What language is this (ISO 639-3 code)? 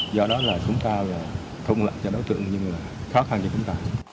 vie